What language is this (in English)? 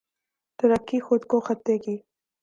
Urdu